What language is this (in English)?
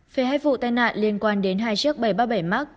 Vietnamese